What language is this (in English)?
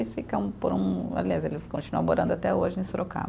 Portuguese